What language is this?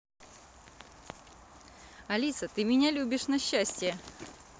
Russian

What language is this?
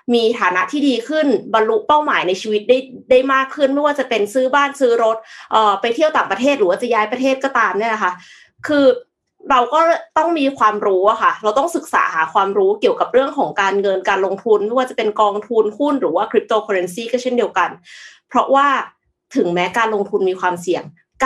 Thai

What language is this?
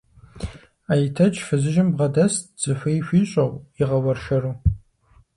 Kabardian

